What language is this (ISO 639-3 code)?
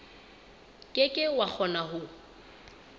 sot